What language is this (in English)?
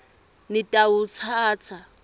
Swati